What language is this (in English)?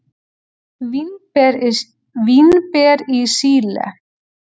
Icelandic